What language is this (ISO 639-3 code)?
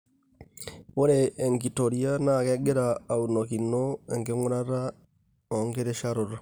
mas